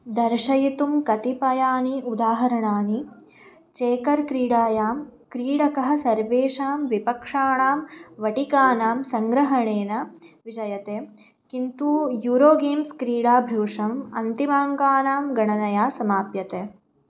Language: Sanskrit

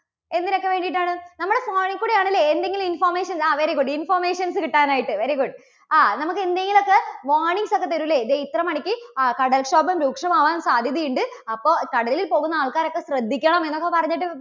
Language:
Malayalam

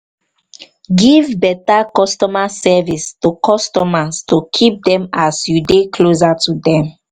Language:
Nigerian Pidgin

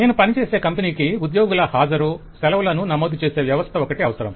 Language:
Telugu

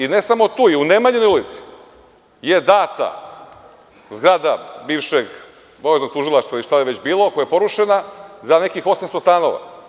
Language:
Serbian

